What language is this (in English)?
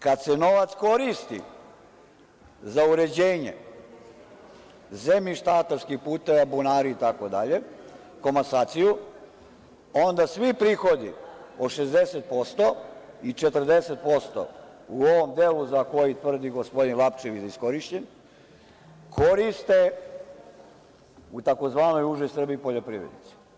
Serbian